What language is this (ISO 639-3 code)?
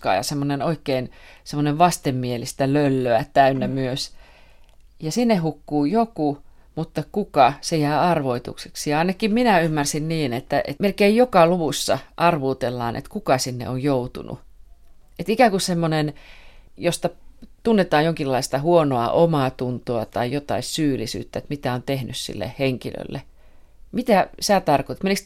fin